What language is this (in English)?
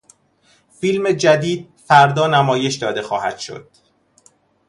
Persian